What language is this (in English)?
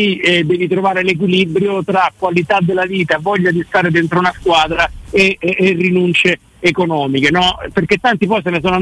Italian